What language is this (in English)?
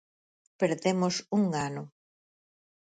Galician